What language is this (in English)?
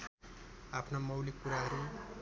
Nepali